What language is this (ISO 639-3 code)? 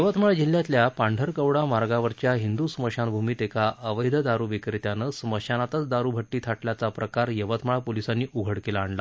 mar